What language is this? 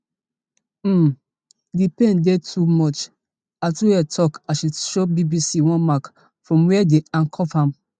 Nigerian Pidgin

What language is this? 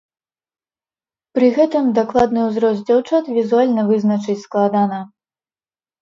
Belarusian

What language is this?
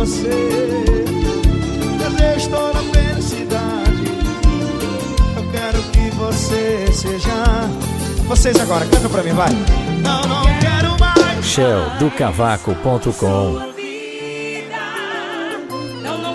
Portuguese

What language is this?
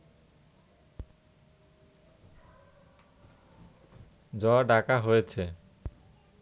Bangla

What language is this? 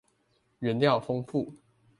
Chinese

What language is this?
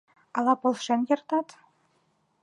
Mari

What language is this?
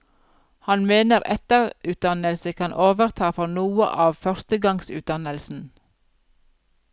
Norwegian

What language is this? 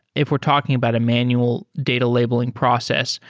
English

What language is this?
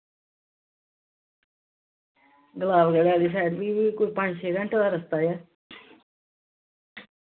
Dogri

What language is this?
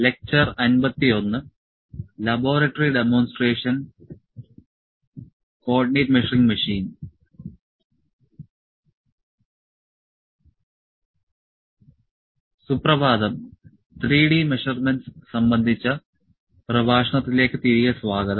Malayalam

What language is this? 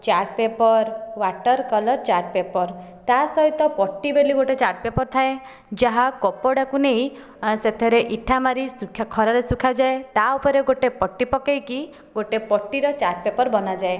Odia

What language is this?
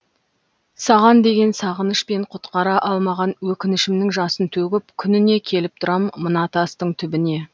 Kazakh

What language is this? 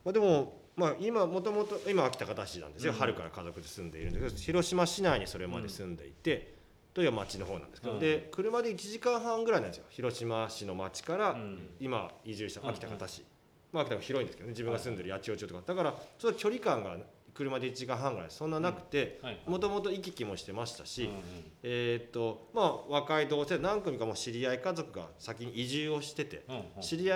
Japanese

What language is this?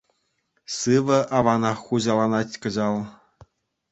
Chuvash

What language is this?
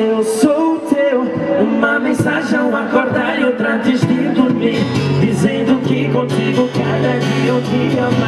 Ukrainian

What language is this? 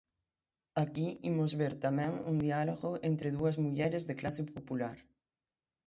Galician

